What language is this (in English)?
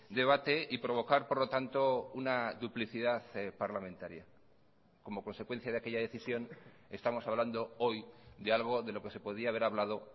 Spanish